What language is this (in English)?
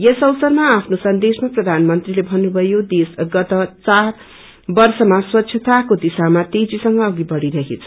Nepali